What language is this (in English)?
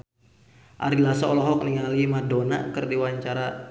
Sundanese